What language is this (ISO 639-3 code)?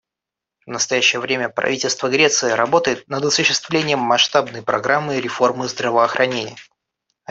rus